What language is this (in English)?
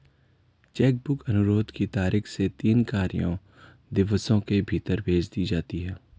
Hindi